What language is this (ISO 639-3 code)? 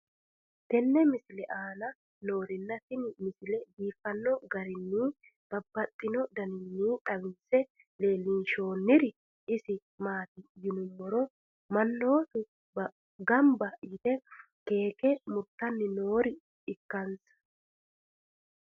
sid